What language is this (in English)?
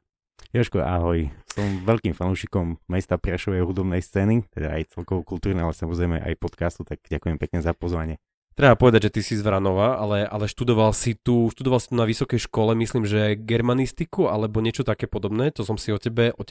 Slovak